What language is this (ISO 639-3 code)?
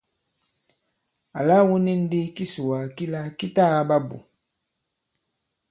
abb